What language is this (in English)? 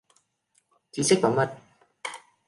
Vietnamese